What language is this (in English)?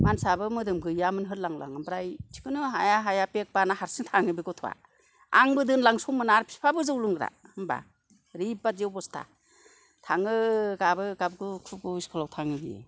Bodo